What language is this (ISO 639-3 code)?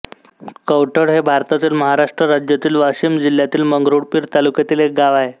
mar